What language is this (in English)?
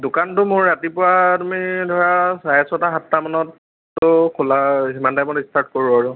Assamese